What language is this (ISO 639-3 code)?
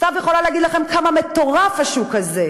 heb